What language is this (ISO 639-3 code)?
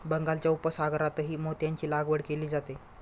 mar